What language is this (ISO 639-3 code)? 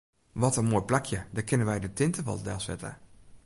fry